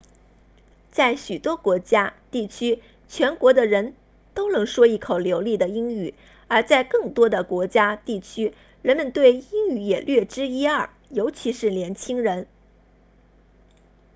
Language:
Chinese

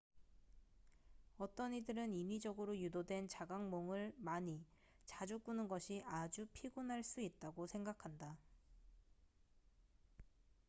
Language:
Korean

